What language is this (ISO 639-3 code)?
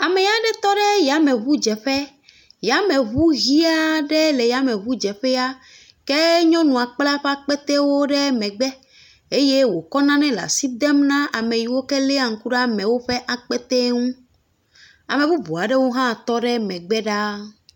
ewe